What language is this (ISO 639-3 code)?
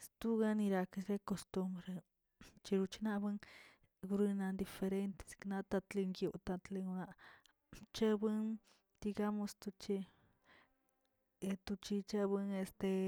zts